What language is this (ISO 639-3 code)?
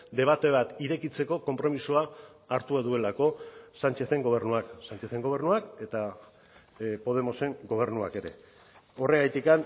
eus